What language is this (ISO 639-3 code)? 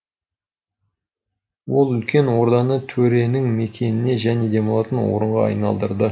kaz